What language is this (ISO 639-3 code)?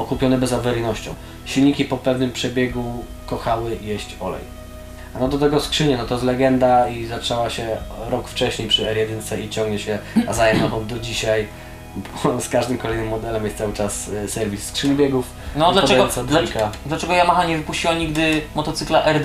pol